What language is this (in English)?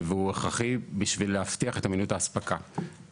Hebrew